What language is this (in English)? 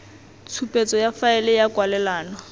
Tswana